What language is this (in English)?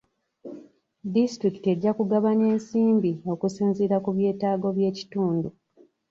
Ganda